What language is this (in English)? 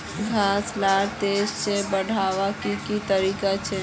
Magahi